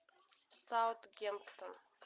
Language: Russian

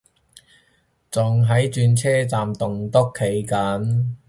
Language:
Cantonese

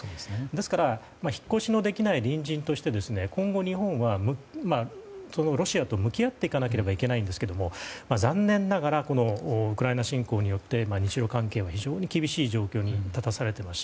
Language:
Japanese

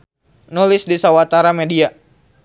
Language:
Sundanese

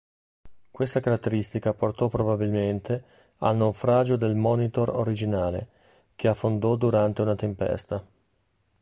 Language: Italian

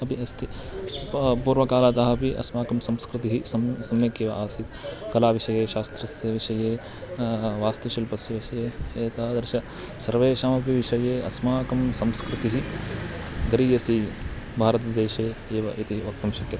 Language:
Sanskrit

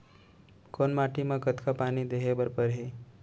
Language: Chhattisgarhi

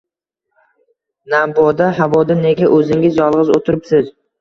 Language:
Uzbek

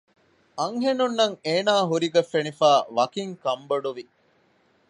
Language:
Divehi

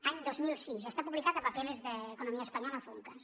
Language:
Catalan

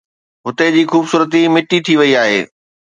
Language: Sindhi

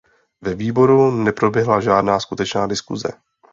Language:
Czech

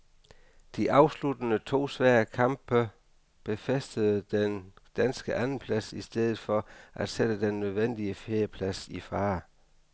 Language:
Danish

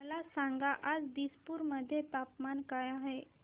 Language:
Marathi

